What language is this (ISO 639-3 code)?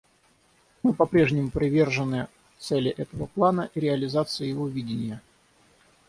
rus